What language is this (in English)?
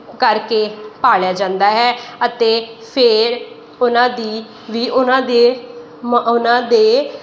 Punjabi